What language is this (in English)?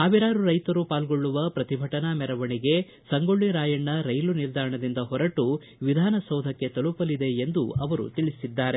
Kannada